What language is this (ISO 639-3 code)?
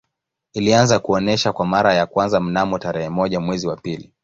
swa